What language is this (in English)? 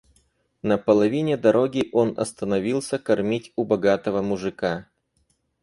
Russian